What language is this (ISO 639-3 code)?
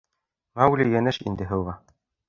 bak